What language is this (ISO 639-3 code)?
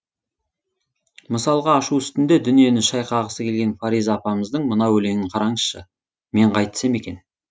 kaz